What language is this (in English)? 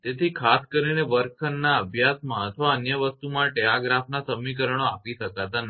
Gujarati